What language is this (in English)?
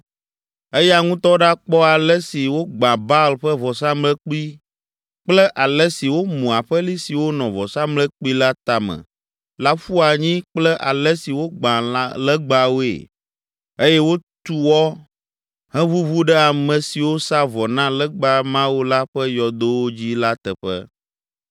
Ewe